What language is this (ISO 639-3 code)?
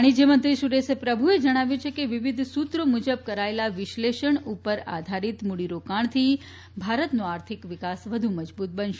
guj